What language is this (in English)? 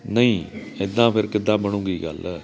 Punjabi